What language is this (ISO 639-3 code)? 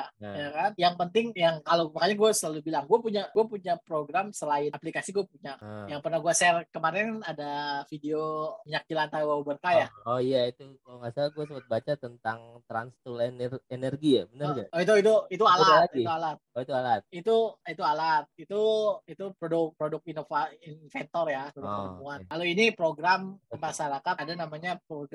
ind